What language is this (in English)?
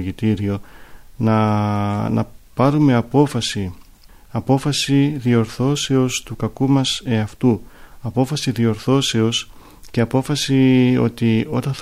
Greek